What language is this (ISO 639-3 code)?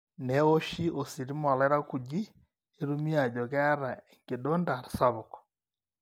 mas